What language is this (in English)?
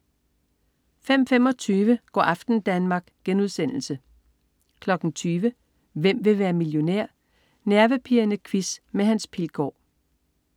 Danish